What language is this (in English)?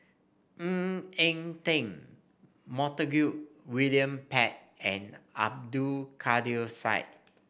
English